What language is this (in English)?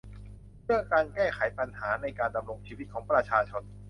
Thai